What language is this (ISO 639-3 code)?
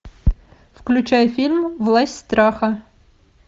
rus